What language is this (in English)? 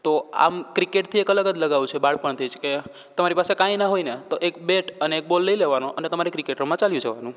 Gujarati